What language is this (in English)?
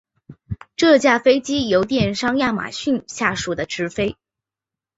Chinese